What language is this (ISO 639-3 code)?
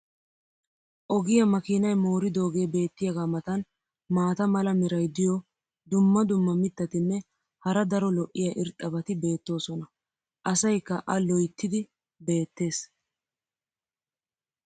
wal